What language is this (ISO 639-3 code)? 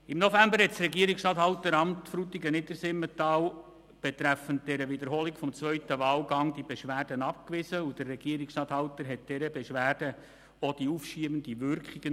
gsw